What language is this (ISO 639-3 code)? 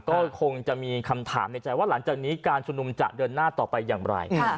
tha